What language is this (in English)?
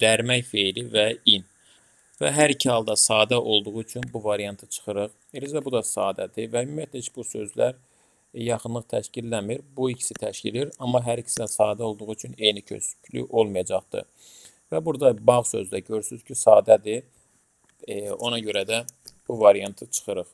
Turkish